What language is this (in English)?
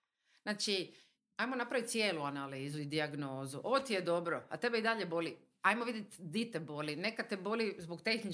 Croatian